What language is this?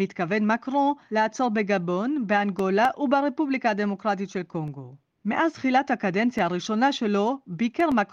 Hebrew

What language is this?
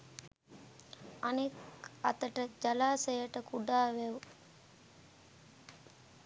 Sinhala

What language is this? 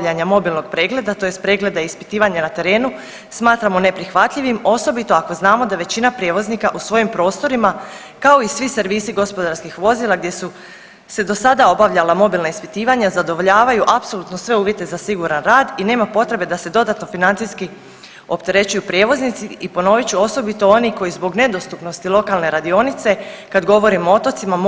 Croatian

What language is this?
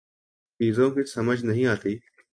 Urdu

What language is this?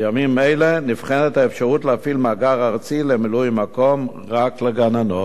Hebrew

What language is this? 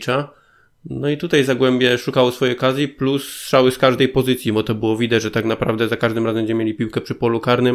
Polish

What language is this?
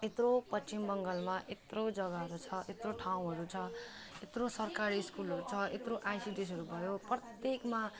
Nepali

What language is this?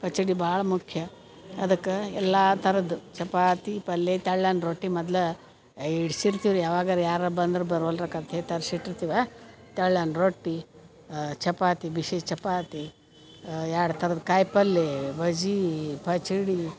Kannada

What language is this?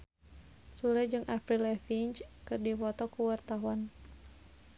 Sundanese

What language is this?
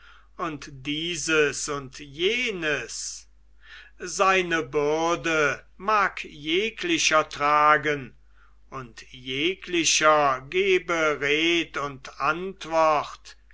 German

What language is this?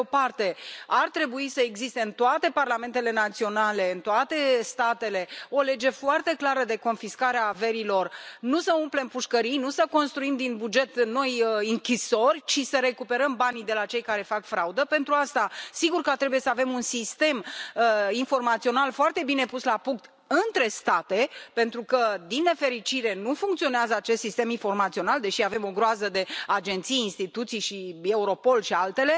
Romanian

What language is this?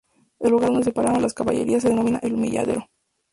Spanish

